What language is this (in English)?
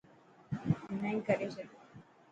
Dhatki